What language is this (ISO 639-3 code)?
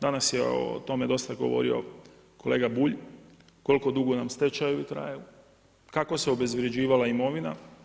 hrv